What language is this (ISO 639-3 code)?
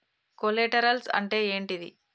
tel